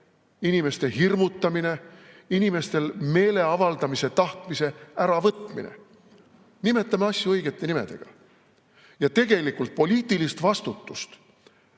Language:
Estonian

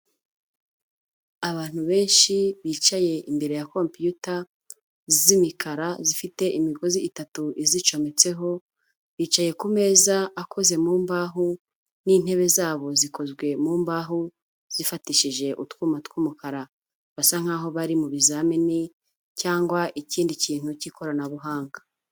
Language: Kinyarwanda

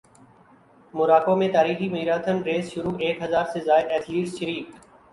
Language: Urdu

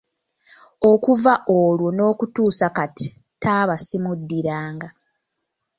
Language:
Ganda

